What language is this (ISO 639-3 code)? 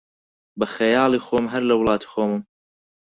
ckb